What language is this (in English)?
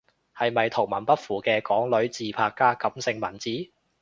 Cantonese